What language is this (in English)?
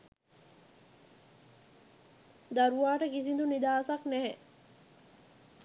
Sinhala